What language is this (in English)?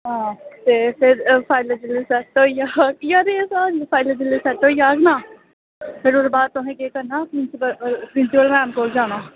Dogri